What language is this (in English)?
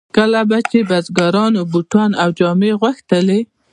Pashto